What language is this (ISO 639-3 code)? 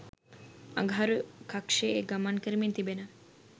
sin